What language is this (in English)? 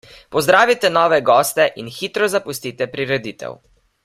Slovenian